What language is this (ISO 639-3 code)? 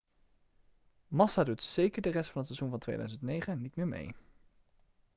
nld